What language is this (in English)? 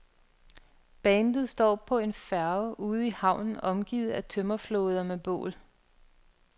Danish